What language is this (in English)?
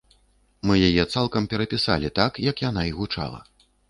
Belarusian